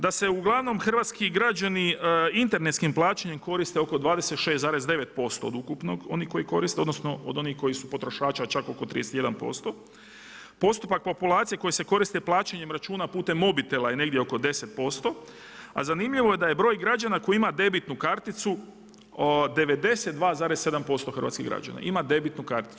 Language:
Croatian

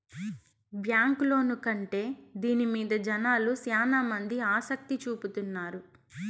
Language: Telugu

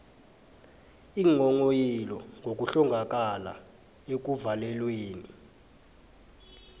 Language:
South Ndebele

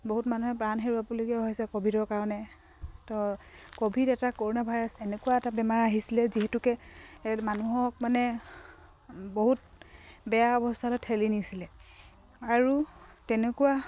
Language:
Assamese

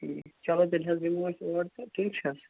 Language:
Kashmiri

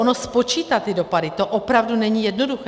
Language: Czech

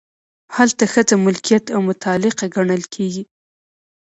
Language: Pashto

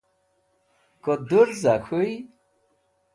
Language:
Wakhi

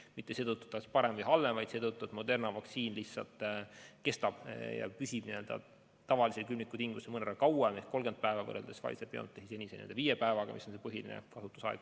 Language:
Estonian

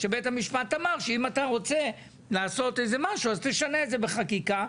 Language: Hebrew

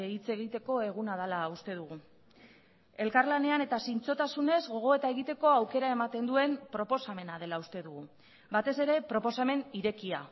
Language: Basque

